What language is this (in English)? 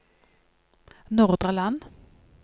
Norwegian